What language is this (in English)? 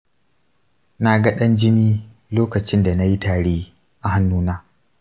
Hausa